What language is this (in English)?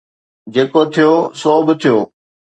Sindhi